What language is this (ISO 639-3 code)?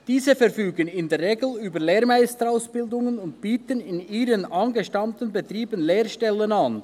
gsw